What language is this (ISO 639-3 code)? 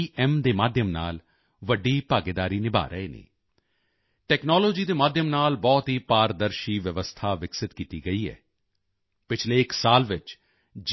pan